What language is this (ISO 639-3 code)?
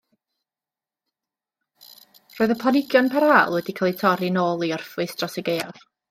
cym